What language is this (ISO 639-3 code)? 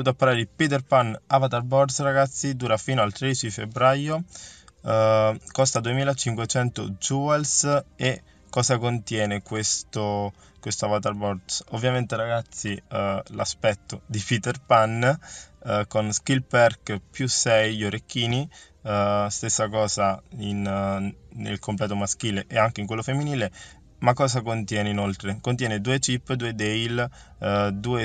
ita